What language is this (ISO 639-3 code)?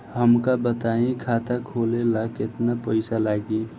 bho